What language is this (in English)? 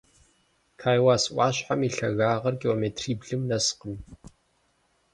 Kabardian